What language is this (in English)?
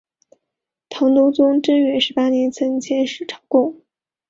Chinese